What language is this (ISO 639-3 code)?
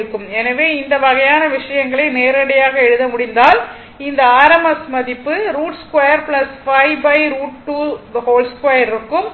tam